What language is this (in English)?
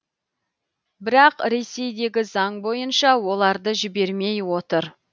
Kazakh